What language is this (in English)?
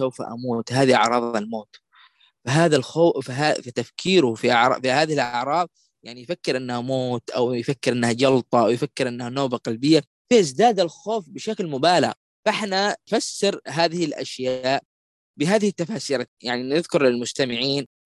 Arabic